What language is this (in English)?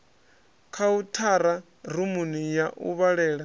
Venda